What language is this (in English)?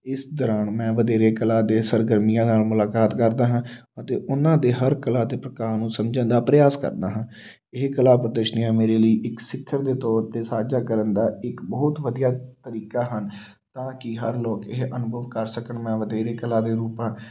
Punjabi